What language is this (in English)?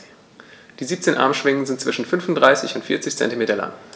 German